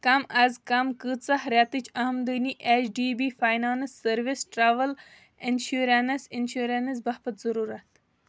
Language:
Kashmiri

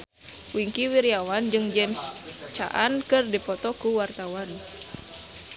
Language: Sundanese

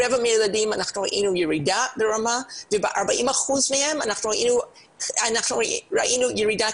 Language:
Hebrew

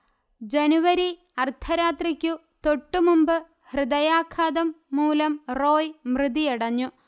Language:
Malayalam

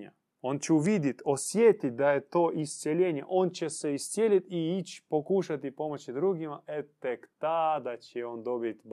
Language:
Croatian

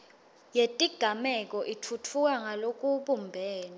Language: Swati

